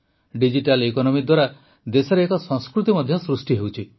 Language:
Odia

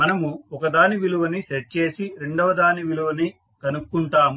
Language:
Telugu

